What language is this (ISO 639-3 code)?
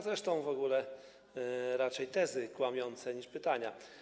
pol